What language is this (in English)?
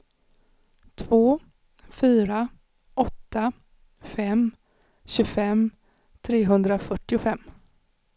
Swedish